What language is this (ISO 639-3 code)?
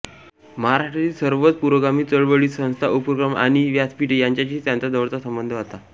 mar